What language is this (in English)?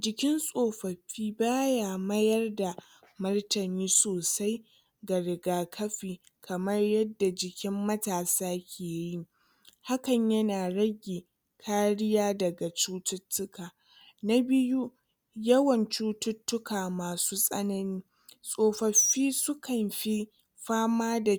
Hausa